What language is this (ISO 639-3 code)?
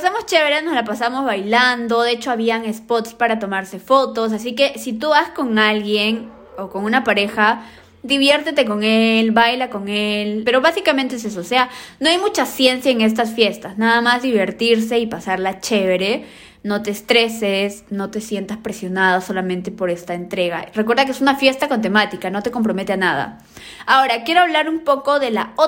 spa